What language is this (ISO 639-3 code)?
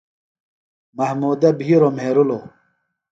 phl